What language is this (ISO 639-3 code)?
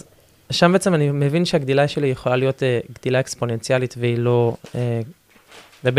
heb